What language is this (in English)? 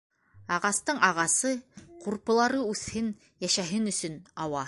Bashkir